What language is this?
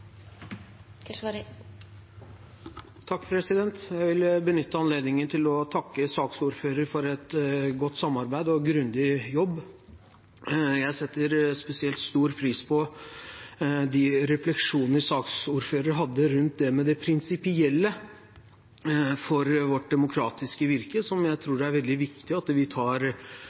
Norwegian Bokmål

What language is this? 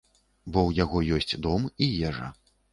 Belarusian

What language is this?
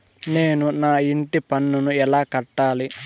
Telugu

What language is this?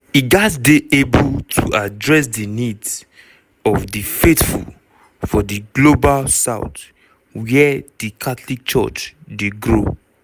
Nigerian Pidgin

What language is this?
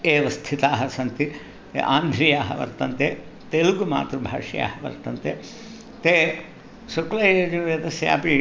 Sanskrit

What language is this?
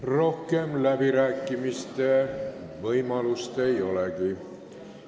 Estonian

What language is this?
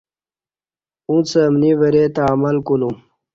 Kati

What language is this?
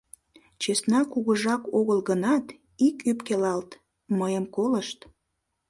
Mari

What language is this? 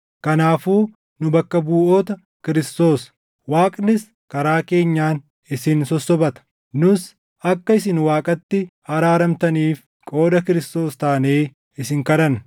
Oromo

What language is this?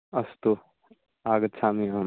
Sanskrit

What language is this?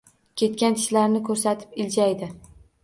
Uzbek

